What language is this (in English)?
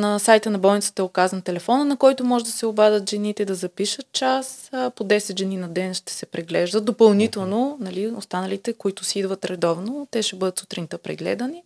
Bulgarian